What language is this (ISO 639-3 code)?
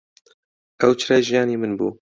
ckb